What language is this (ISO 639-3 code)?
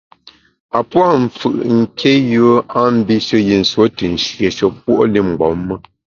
bax